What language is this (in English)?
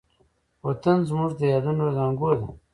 Pashto